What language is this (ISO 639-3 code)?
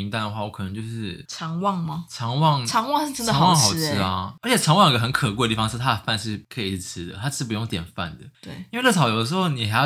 zho